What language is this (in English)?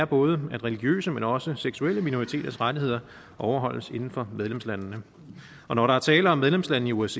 Danish